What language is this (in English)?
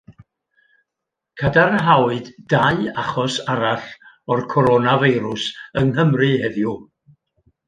Welsh